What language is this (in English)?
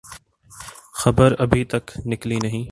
Urdu